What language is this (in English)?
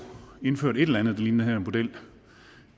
Danish